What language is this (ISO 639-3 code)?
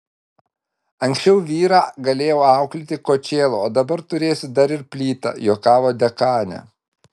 lit